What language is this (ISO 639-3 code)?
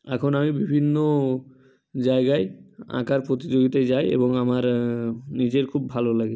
ben